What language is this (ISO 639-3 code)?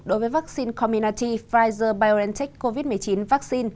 vie